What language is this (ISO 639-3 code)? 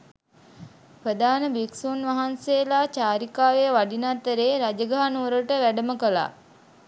sin